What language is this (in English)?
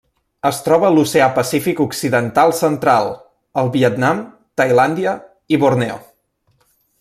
Catalan